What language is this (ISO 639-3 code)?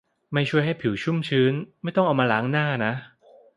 tha